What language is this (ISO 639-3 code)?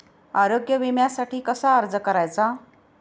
mar